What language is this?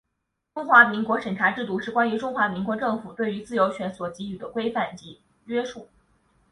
Chinese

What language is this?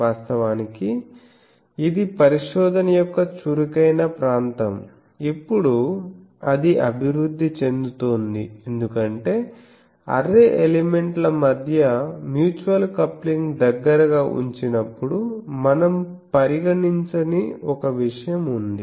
Telugu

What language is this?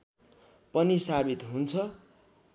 Nepali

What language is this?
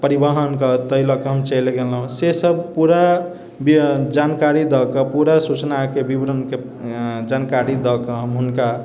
Maithili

